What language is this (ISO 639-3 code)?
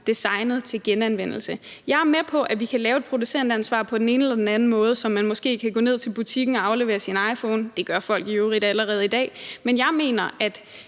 dan